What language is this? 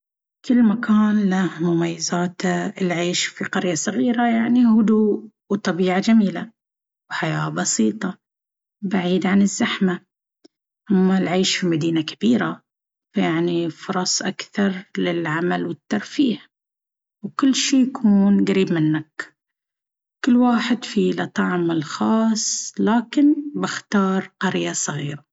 Baharna Arabic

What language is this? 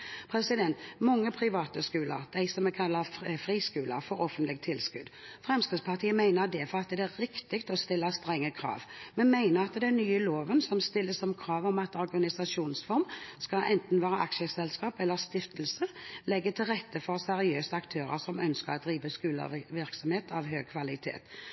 Norwegian Bokmål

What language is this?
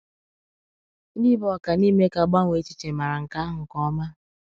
Igbo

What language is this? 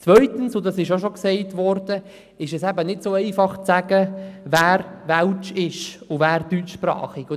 Swiss German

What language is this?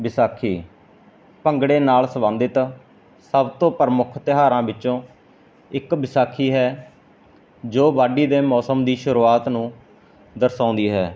Punjabi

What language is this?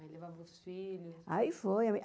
Portuguese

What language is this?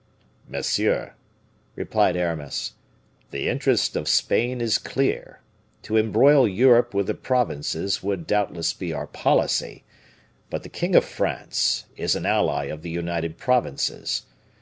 English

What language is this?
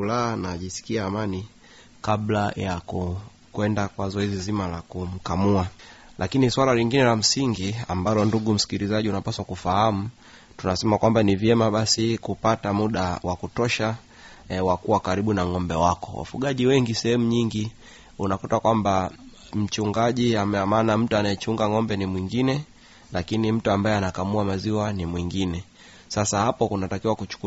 Swahili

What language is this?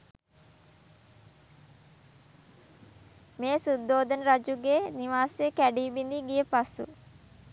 Sinhala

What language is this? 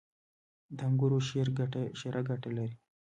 Pashto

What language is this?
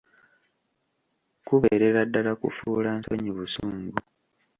Ganda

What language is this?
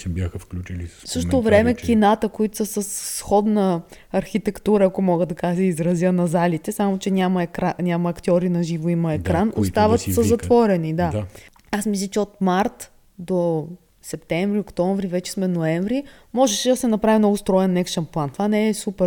Bulgarian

